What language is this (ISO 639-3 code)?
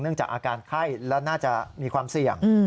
tha